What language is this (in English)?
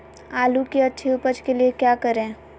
Magahi